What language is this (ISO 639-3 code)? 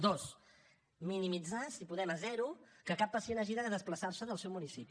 cat